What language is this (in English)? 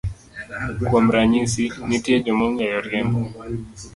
Luo (Kenya and Tanzania)